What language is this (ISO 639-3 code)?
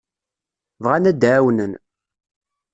kab